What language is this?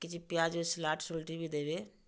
Odia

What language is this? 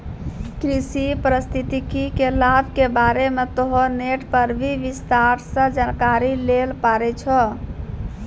Maithili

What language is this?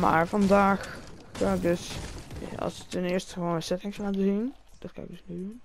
Dutch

